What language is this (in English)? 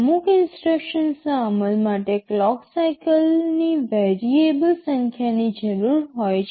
Gujarati